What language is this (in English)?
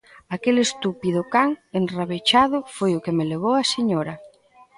Galician